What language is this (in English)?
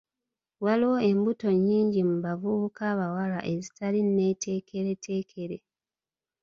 Ganda